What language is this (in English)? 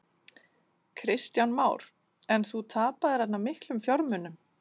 Icelandic